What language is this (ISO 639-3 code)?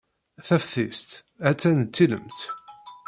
kab